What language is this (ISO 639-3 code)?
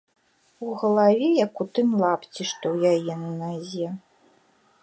bel